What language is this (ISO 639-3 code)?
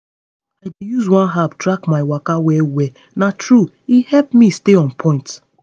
pcm